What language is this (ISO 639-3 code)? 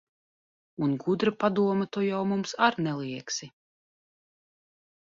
lav